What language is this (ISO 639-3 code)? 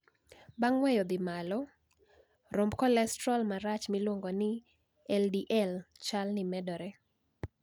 luo